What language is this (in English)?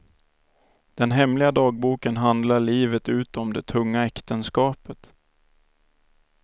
Swedish